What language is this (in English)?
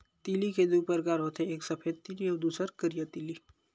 Chhattisgarhi